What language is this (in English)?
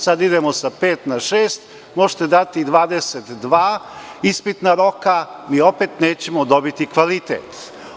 Serbian